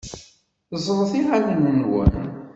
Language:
Kabyle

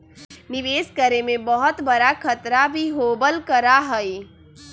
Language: Magahi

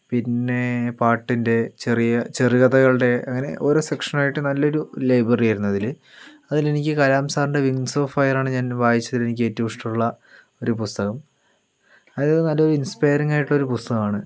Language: Malayalam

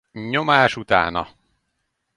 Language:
Hungarian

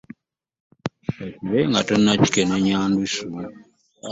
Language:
Ganda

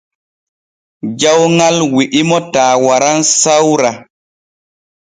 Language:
Borgu Fulfulde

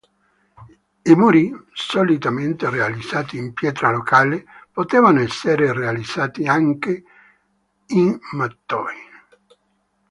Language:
Italian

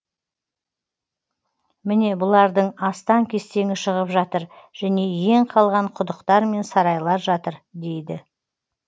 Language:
Kazakh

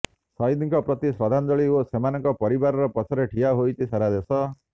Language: Odia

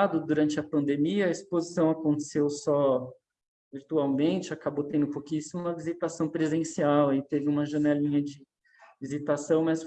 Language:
Portuguese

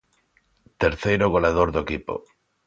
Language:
Galician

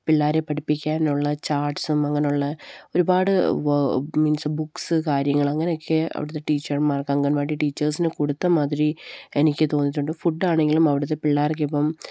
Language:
Malayalam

